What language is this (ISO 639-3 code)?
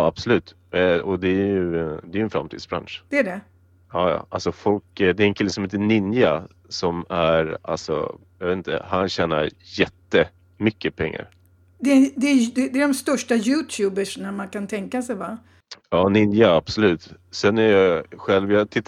swe